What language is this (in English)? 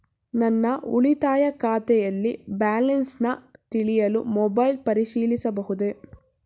Kannada